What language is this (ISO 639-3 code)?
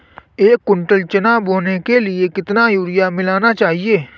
hin